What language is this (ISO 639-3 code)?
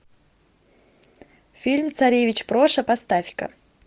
rus